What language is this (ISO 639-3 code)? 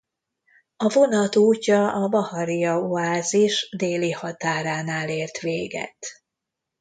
hun